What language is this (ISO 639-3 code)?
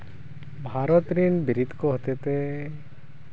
sat